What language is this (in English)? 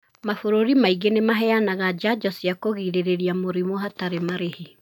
Kikuyu